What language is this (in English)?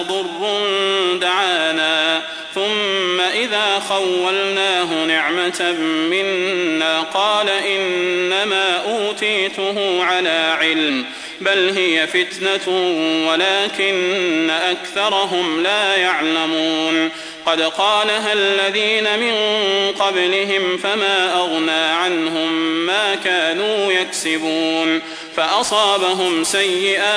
Arabic